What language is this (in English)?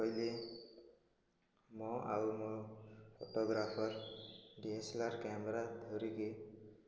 Odia